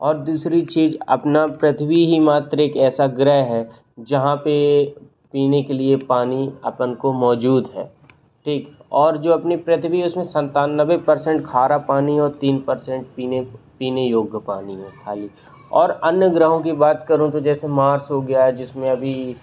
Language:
Hindi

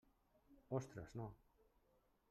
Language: Catalan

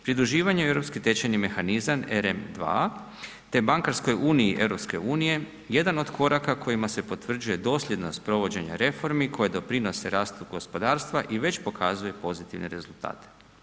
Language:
Croatian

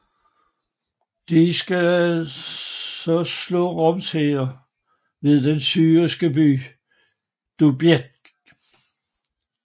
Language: Danish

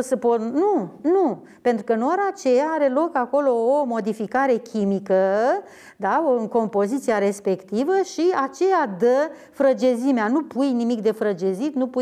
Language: Romanian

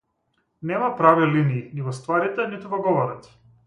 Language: Macedonian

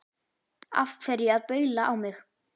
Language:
Icelandic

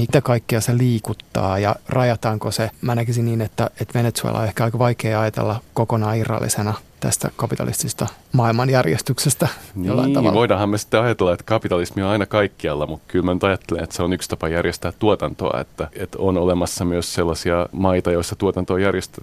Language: Finnish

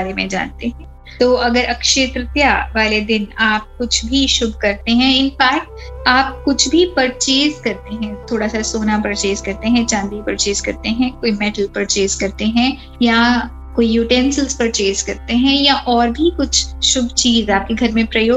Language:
Hindi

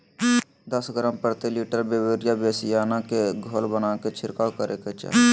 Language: Magahi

